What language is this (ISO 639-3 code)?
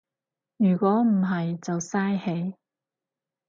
yue